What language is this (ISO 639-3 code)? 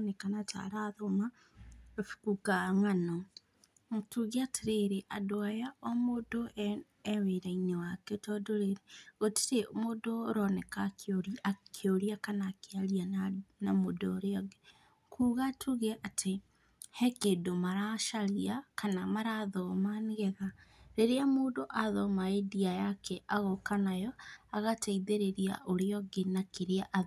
kik